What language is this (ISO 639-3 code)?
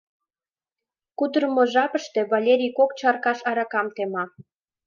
chm